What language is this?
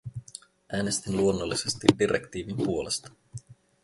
Finnish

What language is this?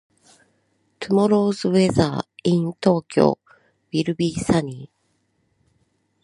Japanese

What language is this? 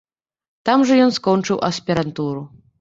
Belarusian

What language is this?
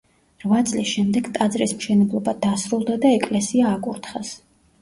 Georgian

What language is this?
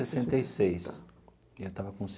Portuguese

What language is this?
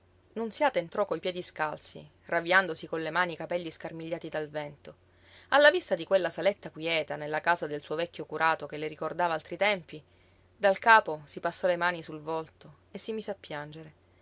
Italian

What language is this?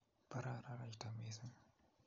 Kalenjin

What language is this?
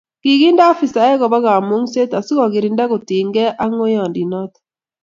Kalenjin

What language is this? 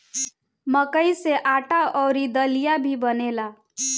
Bhojpuri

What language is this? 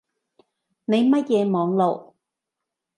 Cantonese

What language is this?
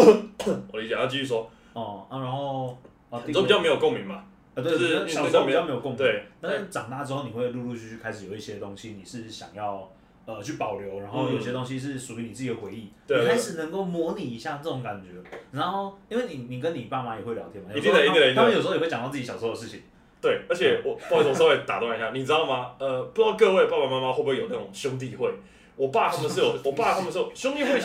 Chinese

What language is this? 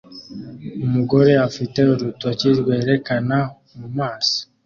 Kinyarwanda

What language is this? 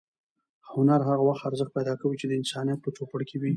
Pashto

